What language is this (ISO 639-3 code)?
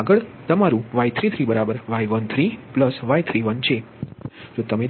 guj